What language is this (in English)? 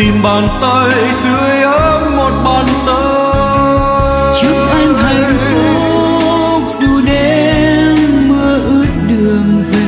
Vietnamese